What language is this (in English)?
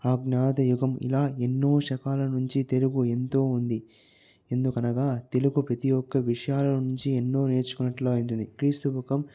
Telugu